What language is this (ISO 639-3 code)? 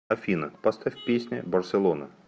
rus